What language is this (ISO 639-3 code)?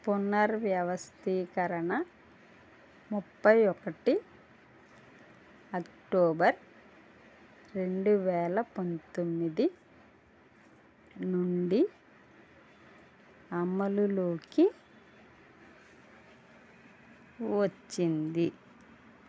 tel